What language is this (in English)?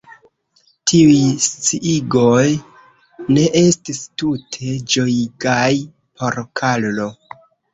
Esperanto